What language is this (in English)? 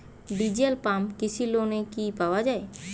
Bangla